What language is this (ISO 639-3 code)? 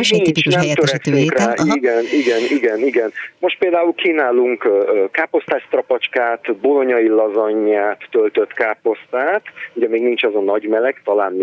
hun